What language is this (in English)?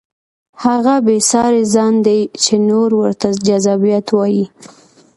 Pashto